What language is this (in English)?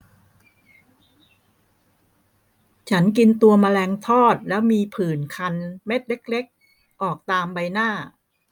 Thai